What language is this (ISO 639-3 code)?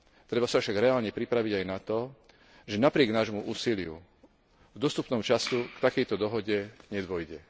slk